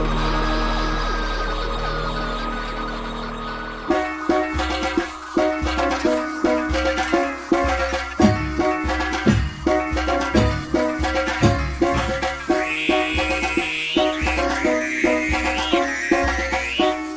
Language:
Punjabi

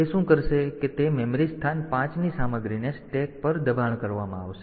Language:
Gujarati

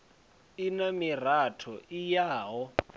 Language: Venda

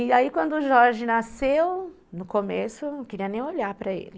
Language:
Portuguese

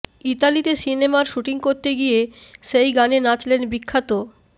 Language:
Bangla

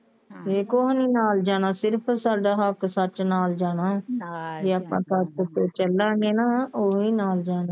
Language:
Punjabi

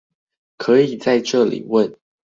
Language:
Chinese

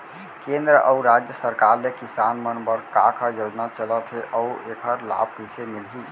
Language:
Chhattisgarhi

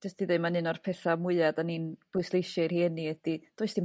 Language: Welsh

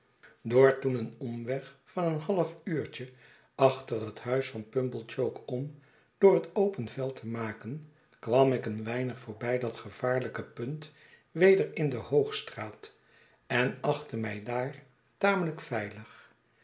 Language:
Dutch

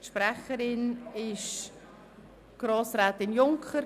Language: Swiss German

